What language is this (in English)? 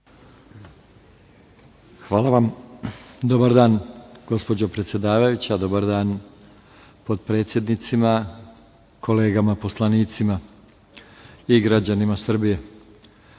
Serbian